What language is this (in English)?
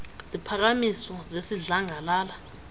Xhosa